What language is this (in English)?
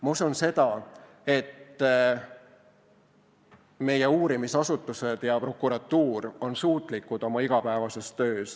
Estonian